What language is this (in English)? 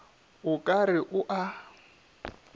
Northern Sotho